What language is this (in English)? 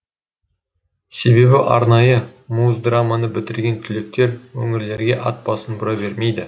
Kazakh